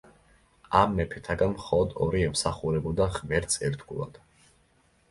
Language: Georgian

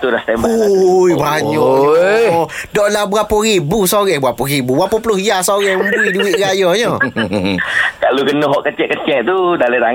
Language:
Malay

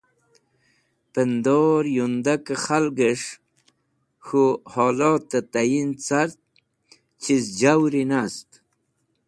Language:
Wakhi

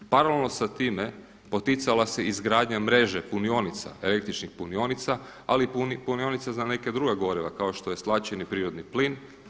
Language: Croatian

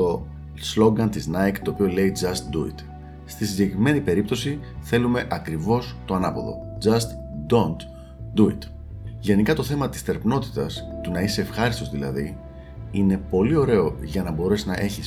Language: Greek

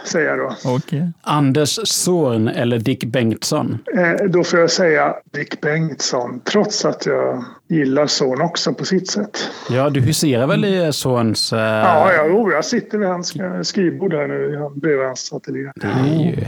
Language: Swedish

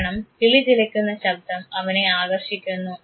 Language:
Malayalam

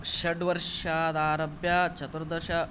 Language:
Sanskrit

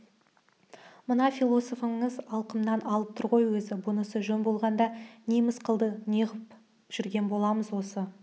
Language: Kazakh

